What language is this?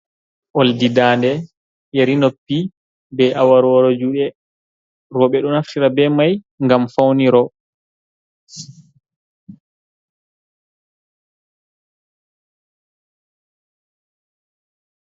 Fula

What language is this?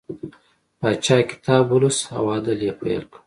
Pashto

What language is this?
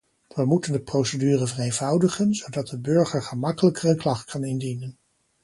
Dutch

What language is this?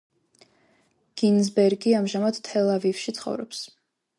Georgian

